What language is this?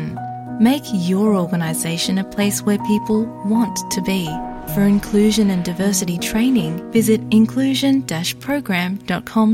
Bangla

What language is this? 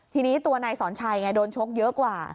Thai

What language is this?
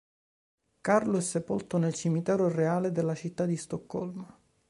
Italian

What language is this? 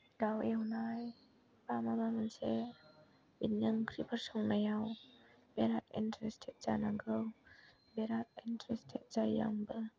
Bodo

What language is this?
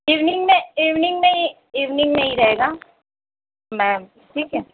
Urdu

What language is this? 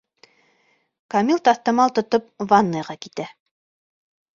Bashkir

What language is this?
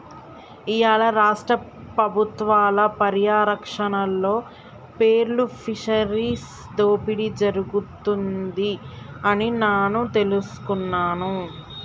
Telugu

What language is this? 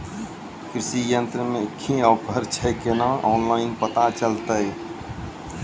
Maithili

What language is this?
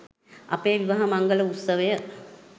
Sinhala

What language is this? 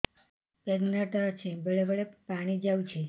Odia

